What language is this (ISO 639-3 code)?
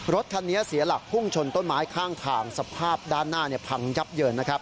tha